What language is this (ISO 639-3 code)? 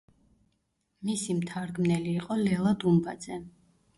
kat